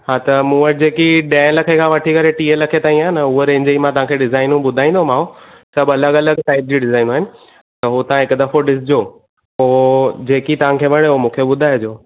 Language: Sindhi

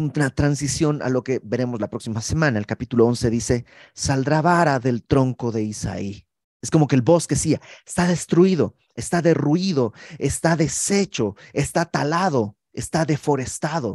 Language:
Spanish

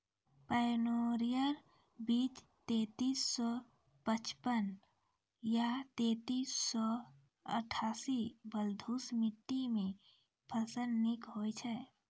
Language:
Maithili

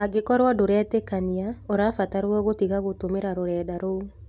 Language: Kikuyu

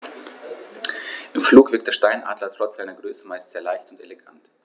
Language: German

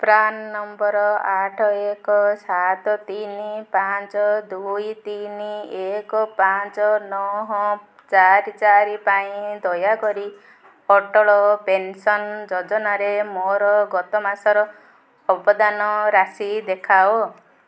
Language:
Odia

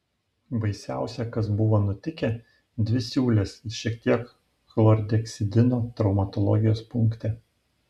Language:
Lithuanian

